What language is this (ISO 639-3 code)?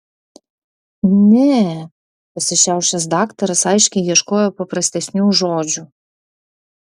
lit